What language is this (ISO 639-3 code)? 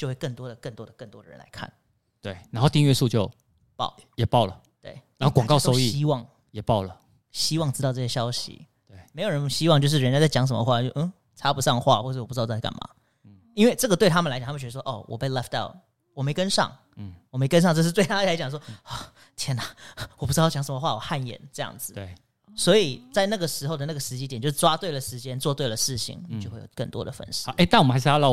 zho